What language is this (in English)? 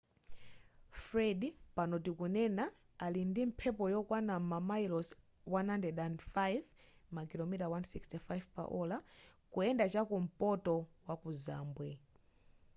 Nyanja